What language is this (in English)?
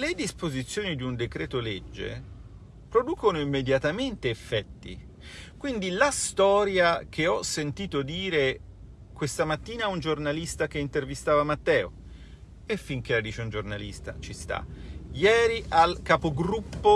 Italian